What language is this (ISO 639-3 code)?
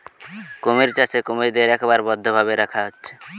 ben